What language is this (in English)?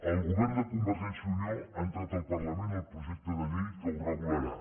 Catalan